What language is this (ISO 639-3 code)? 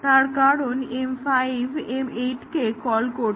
ben